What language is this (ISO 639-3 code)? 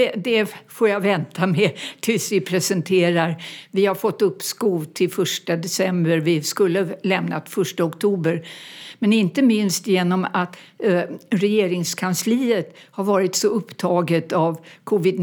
swe